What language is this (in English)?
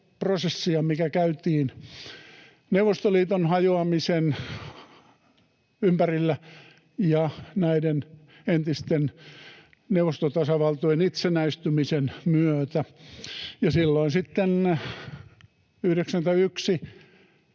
Finnish